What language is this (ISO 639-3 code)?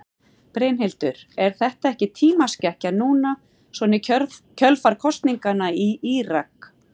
isl